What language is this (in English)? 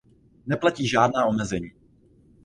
Czech